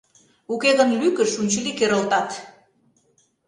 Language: Mari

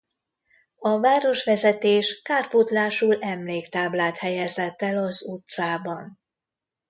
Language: Hungarian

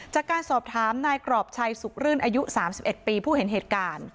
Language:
Thai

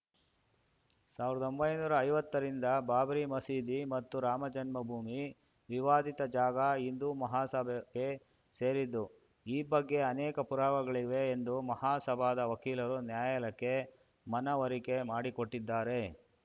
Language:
Kannada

